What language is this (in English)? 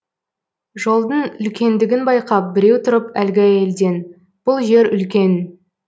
Kazakh